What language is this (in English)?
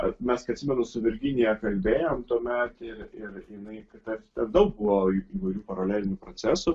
Lithuanian